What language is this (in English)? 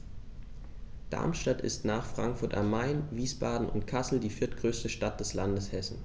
German